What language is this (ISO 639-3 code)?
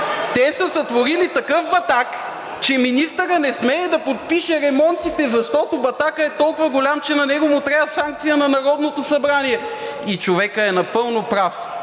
bul